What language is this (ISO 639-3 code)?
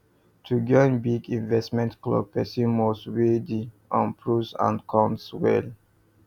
pcm